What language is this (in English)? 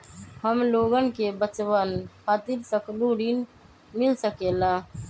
Magahi